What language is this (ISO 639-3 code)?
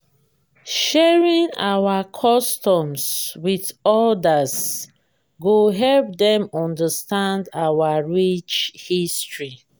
pcm